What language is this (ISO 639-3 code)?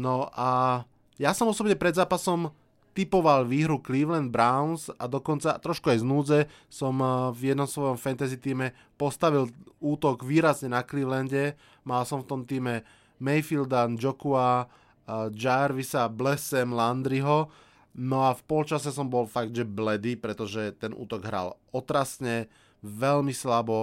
slk